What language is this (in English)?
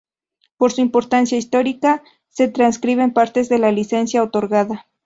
Spanish